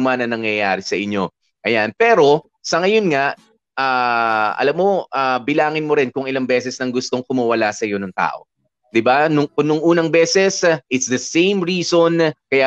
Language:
Filipino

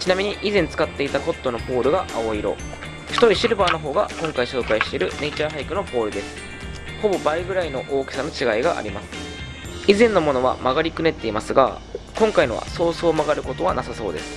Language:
Japanese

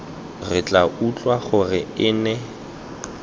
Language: Tswana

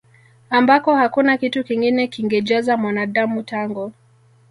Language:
Swahili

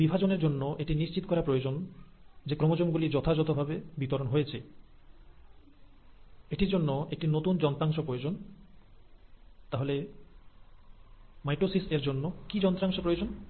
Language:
Bangla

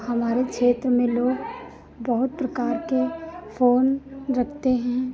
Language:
Hindi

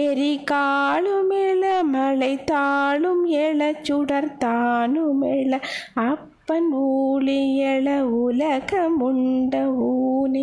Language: Tamil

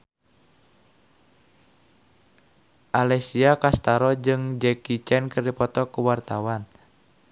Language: Sundanese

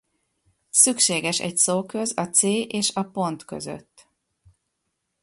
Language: Hungarian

